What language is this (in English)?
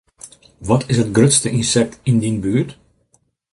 Western Frisian